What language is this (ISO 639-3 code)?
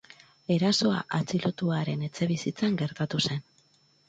eus